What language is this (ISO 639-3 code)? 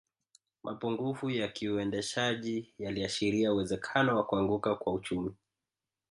swa